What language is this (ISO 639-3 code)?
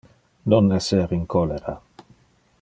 ina